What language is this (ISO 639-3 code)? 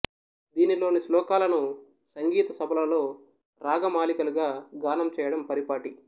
tel